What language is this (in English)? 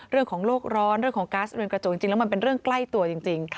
Thai